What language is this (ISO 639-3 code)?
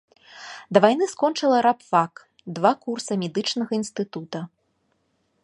bel